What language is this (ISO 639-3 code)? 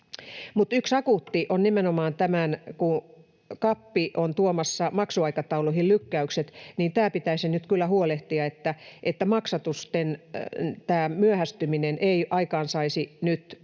fin